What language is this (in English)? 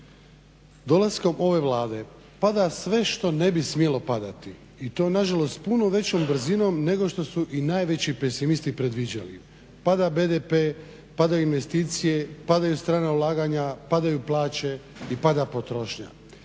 Croatian